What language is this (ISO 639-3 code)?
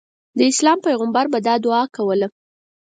pus